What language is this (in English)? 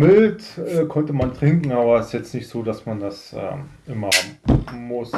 German